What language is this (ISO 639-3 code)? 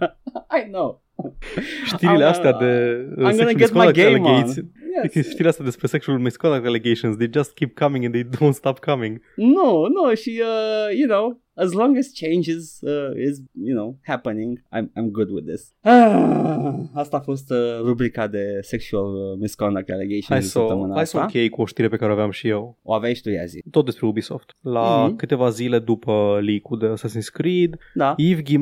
ron